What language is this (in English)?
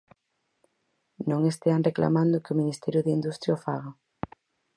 Galician